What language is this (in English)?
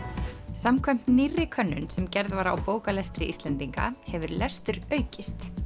Icelandic